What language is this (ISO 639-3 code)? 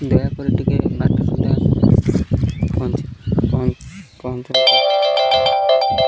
ori